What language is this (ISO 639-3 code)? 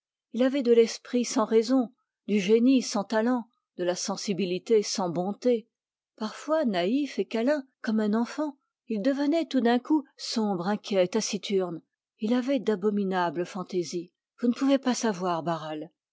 fra